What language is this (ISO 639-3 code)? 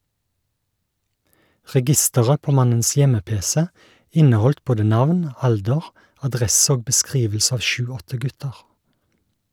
nor